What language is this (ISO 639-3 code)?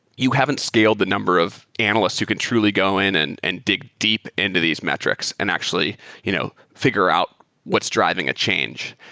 eng